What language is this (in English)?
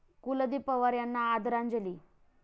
Marathi